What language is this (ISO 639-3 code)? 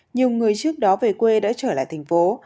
vie